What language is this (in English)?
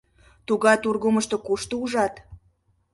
Mari